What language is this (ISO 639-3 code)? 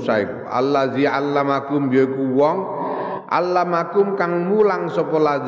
ind